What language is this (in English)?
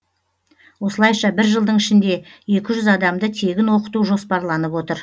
Kazakh